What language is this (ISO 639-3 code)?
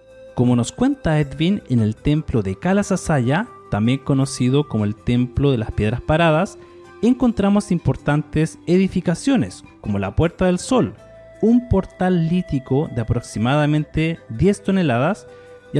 spa